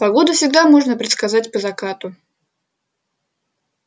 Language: Russian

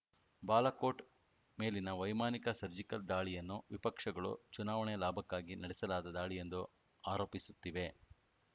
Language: Kannada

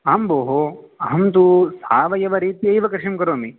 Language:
Sanskrit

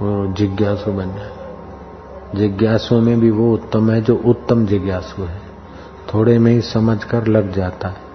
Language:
Hindi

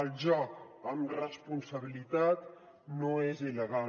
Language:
Catalan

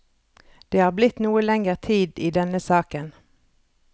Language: Norwegian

